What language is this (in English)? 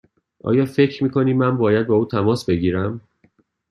Persian